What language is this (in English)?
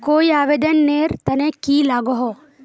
Magahi